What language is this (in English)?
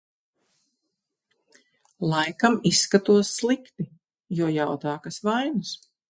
Latvian